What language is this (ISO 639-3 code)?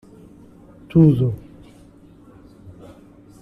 por